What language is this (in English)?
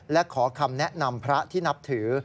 Thai